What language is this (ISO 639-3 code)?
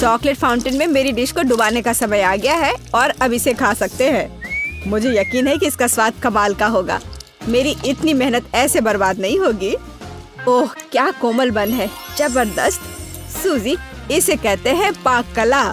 hin